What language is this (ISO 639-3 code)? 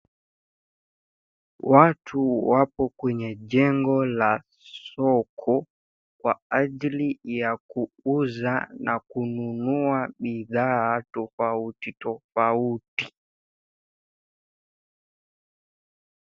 swa